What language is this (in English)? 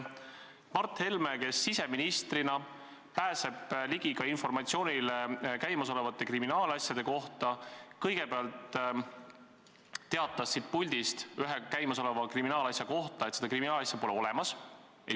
Estonian